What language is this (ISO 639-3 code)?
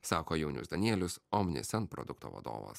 lit